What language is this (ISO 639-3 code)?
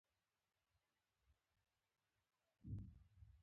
pus